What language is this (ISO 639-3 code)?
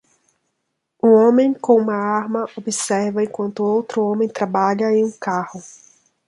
por